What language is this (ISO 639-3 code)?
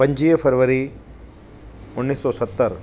snd